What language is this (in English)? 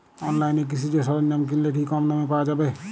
Bangla